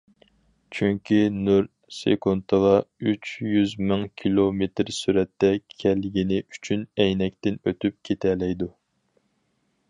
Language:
Uyghur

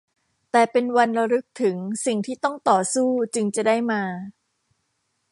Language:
Thai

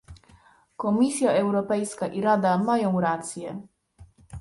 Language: Polish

